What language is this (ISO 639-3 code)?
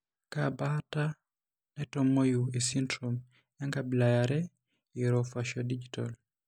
mas